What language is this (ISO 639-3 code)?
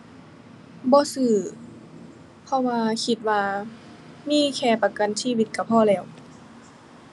tha